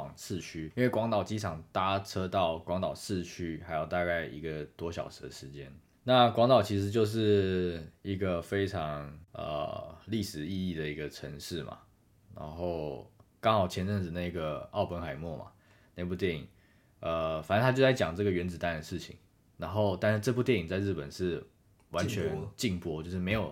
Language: Chinese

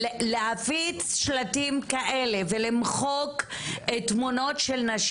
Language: Hebrew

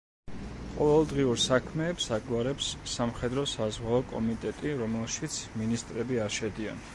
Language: Georgian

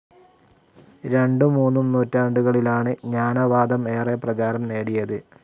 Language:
Malayalam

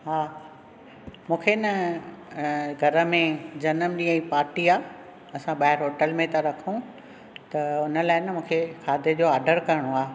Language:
Sindhi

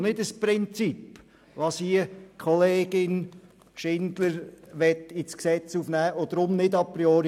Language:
Swiss German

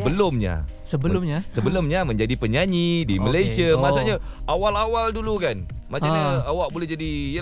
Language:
Malay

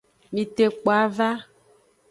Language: Aja (Benin)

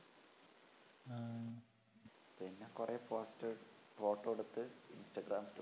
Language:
Malayalam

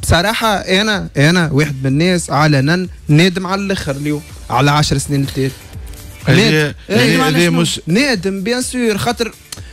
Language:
Arabic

